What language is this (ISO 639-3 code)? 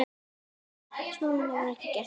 isl